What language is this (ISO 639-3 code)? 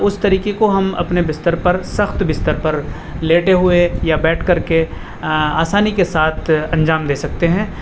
urd